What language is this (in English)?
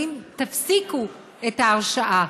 Hebrew